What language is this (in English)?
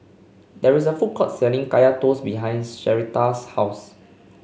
English